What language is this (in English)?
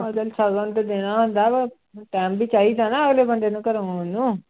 Punjabi